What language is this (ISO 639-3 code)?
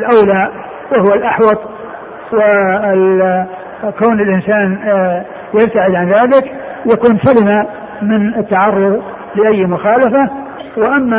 ara